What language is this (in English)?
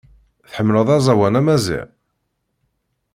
Kabyle